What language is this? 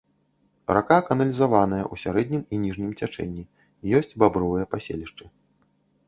Belarusian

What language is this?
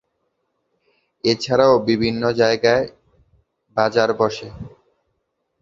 Bangla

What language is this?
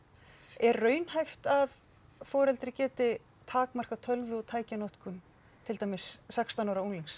Icelandic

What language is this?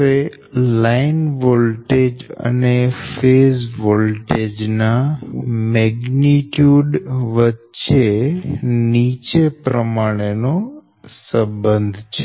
Gujarati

